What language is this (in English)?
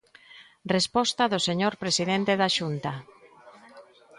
Galician